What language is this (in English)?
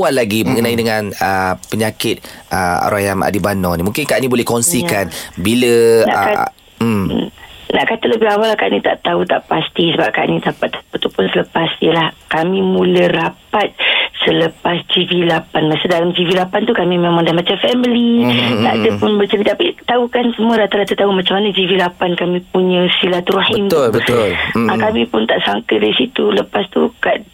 Malay